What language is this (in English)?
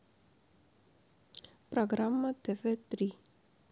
Russian